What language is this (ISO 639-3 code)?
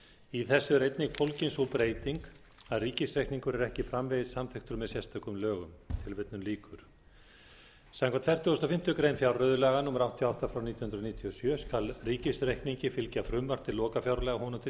isl